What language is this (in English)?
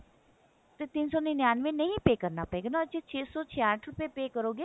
Punjabi